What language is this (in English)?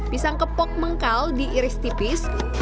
Indonesian